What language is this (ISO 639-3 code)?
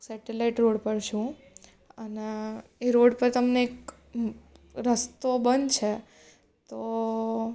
guj